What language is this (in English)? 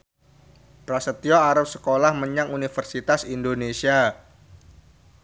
Javanese